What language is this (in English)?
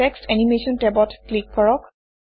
Assamese